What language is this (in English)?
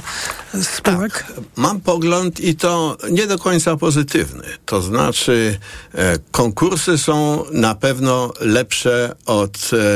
Polish